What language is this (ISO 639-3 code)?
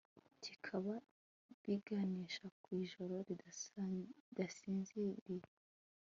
kin